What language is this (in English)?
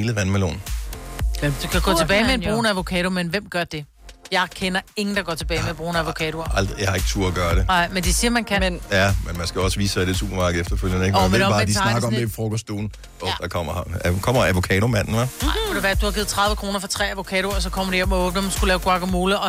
Danish